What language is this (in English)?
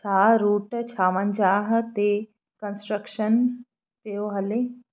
Sindhi